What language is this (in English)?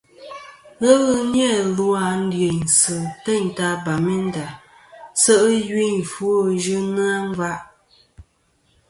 Kom